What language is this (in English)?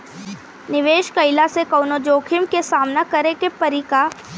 Bhojpuri